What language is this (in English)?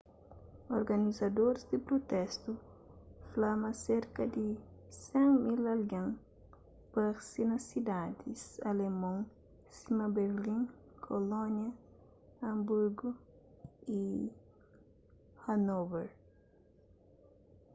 Kabuverdianu